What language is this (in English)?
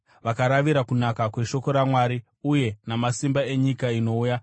Shona